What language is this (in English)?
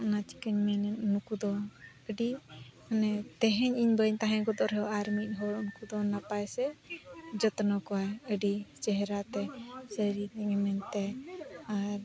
Santali